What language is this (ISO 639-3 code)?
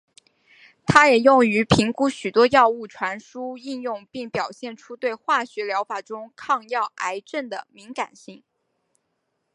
zho